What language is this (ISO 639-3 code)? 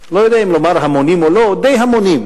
heb